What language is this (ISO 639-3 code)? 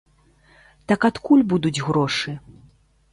bel